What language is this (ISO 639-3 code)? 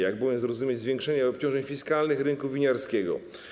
pol